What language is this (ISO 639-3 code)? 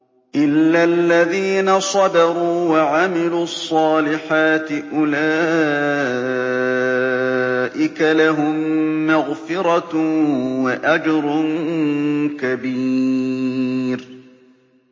ara